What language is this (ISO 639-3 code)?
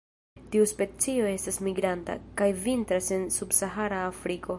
epo